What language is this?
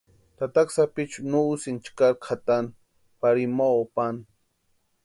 Western Highland Purepecha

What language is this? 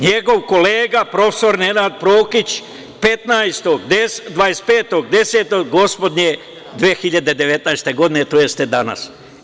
Serbian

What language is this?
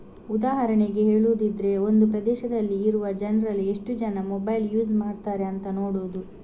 Kannada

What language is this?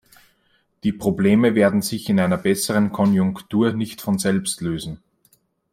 German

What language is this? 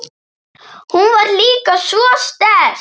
Icelandic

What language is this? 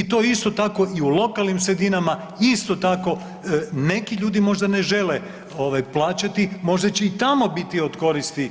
Croatian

